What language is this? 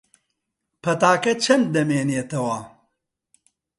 Central Kurdish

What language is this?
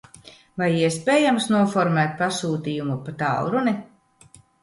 Latvian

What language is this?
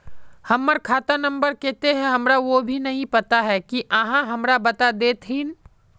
Magahi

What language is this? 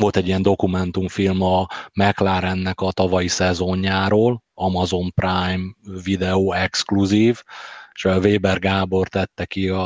Hungarian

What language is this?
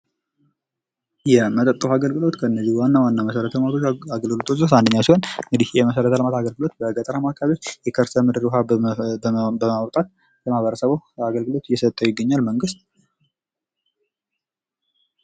Amharic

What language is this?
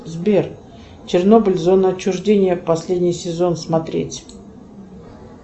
Russian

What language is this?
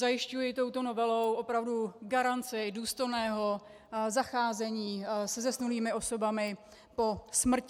Czech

